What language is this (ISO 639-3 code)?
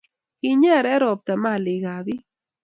kln